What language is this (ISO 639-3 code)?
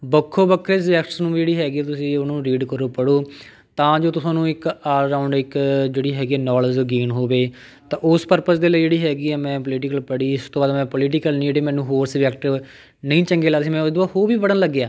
pan